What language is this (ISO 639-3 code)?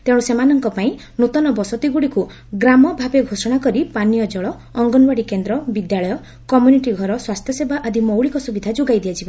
ori